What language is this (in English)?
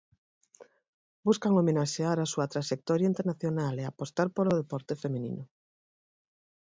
Galician